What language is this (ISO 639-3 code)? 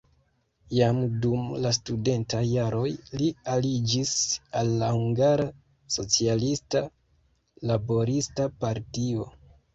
epo